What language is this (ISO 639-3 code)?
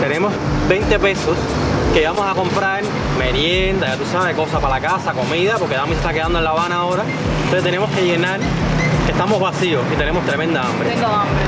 spa